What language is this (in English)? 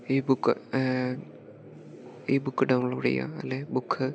Malayalam